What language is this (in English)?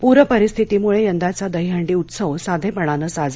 Marathi